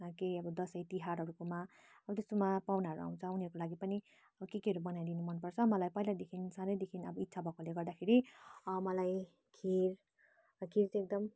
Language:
Nepali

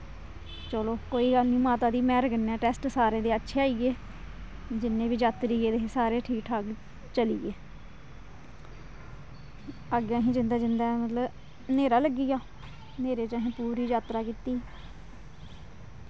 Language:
Dogri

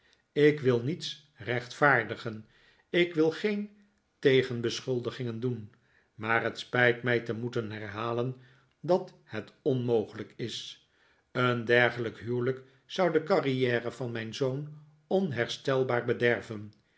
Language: Dutch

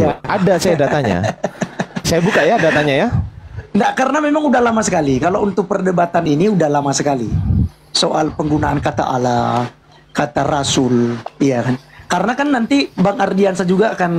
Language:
Indonesian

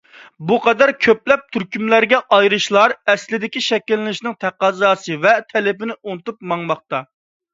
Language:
Uyghur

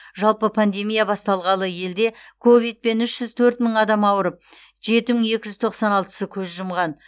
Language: Kazakh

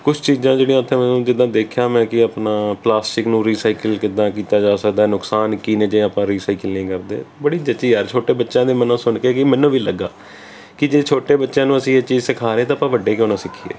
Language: Punjabi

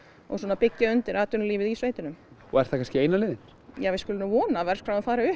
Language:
Icelandic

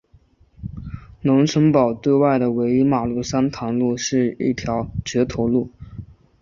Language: Chinese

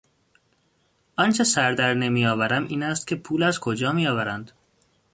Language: Persian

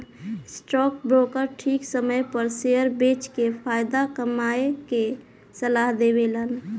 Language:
Bhojpuri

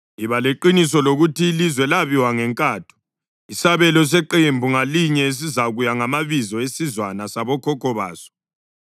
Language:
North Ndebele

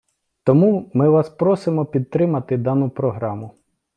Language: Ukrainian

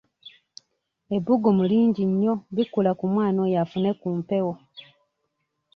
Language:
Ganda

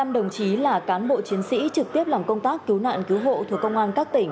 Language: Vietnamese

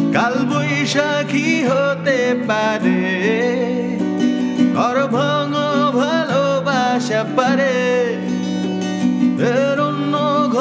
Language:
Bangla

